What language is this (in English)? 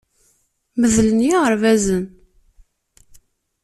Kabyle